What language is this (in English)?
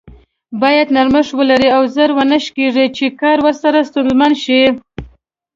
Pashto